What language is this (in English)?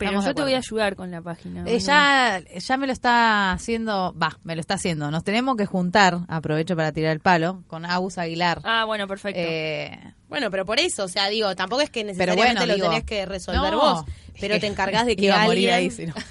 Spanish